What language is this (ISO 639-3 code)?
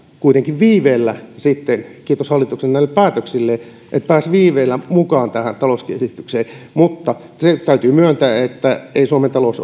fin